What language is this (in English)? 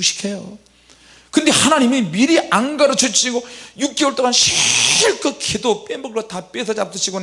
Korean